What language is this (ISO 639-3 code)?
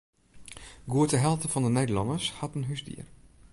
fry